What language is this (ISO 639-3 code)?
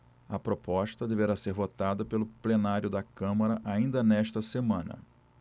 por